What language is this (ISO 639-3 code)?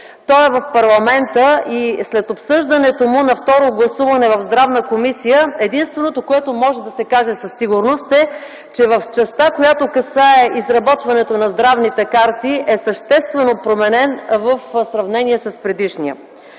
bul